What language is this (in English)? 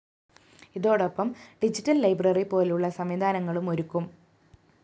Malayalam